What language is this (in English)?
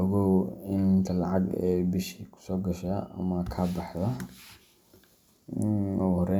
Somali